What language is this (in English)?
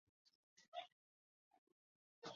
Chinese